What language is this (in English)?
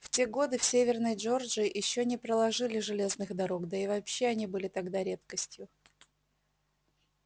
Russian